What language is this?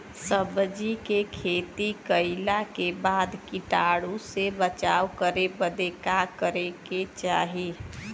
Bhojpuri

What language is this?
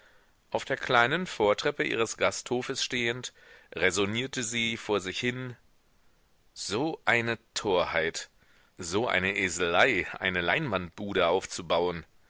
German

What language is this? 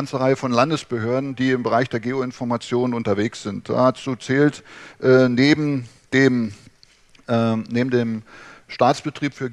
German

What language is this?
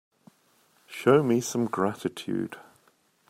English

